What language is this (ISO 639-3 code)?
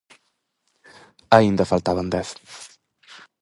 glg